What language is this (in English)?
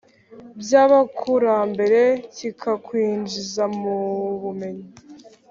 Kinyarwanda